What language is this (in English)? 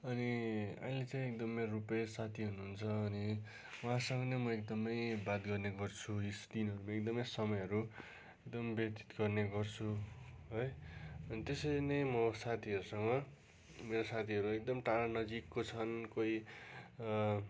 Nepali